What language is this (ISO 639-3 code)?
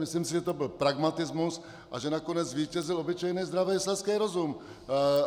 ces